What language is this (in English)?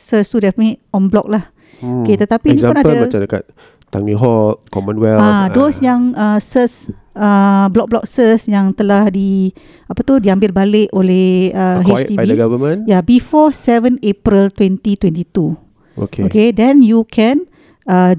Malay